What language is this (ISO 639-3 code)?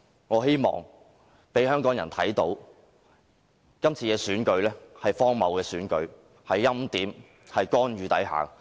yue